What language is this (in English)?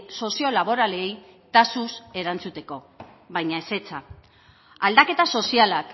Basque